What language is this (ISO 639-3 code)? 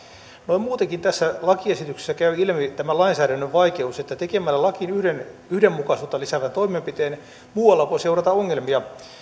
fin